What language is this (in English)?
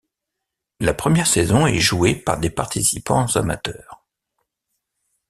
French